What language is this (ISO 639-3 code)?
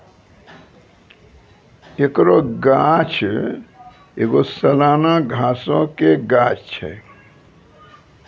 mai